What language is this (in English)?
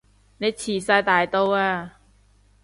Cantonese